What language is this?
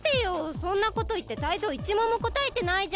Japanese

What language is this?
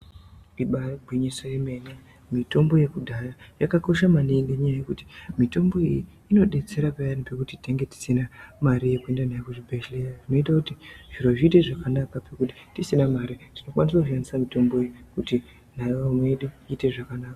Ndau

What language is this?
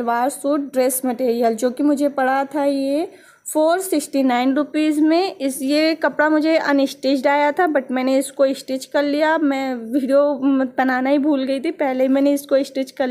Hindi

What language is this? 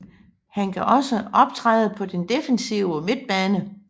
Danish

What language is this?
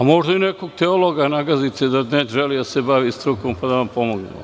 Serbian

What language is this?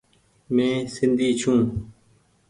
Goaria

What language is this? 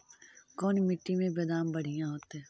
Magahi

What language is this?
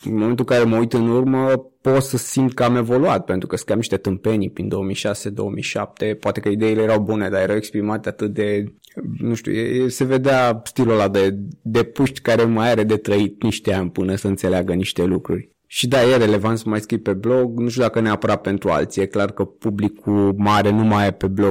Romanian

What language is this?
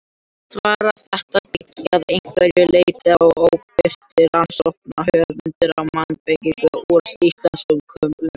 Icelandic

